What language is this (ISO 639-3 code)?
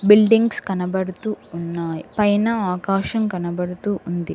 tel